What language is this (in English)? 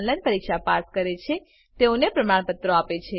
Gujarati